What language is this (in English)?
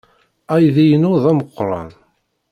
Kabyle